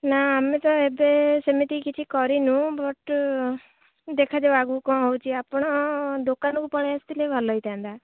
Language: Odia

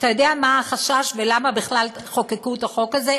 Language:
Hebrew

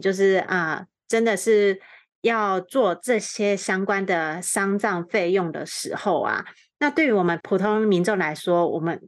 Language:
Chinese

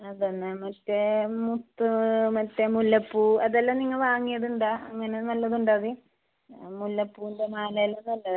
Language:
Malayalam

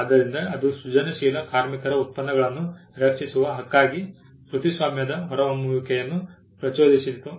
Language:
Kannada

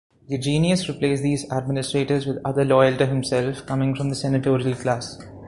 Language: English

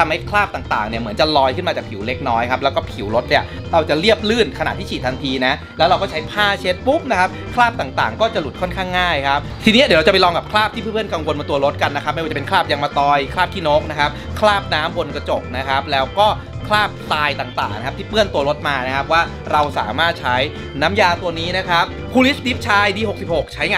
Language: Thai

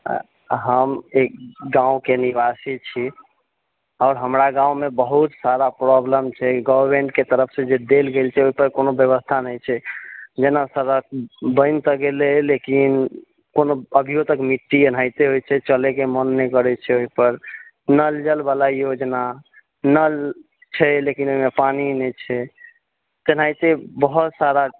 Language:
Maithili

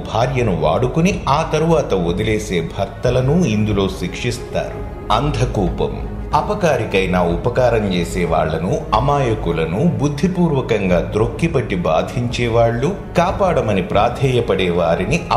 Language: Telugu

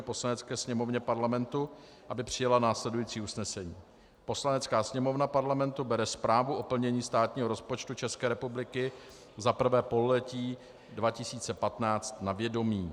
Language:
Czech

